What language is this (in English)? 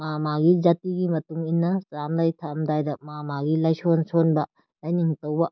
Manipuri